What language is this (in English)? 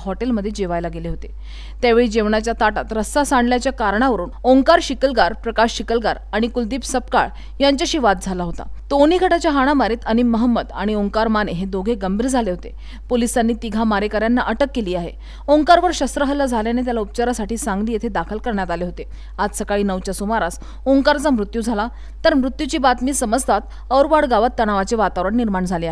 Hindi